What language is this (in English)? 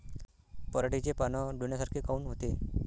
Marathi